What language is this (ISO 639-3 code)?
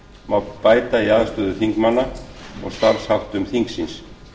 isl